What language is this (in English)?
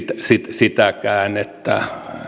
Finnish